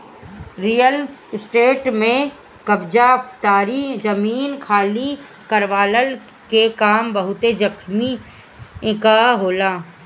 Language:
Bhojpuri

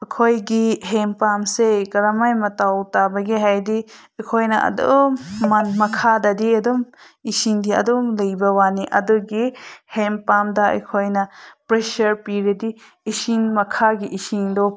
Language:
Manipuri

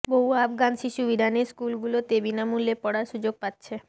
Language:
Bangla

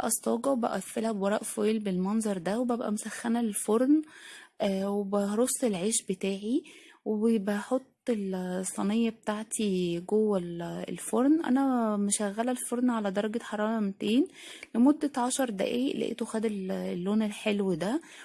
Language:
Arabic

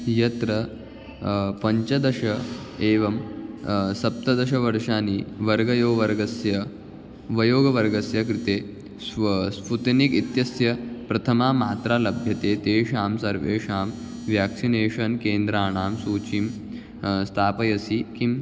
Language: Sanskrit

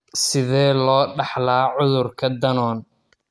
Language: Somali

